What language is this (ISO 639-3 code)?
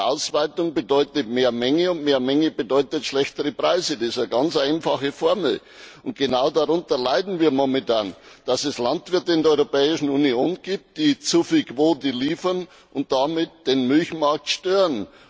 deu